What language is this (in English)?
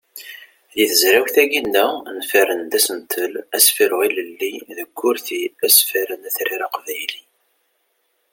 Kabyle